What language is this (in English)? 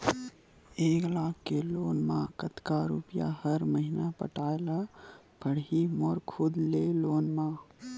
Chhattisgarhi